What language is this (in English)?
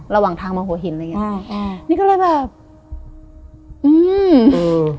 Thai